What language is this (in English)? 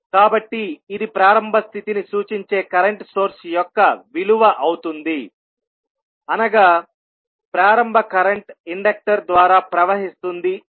Telugu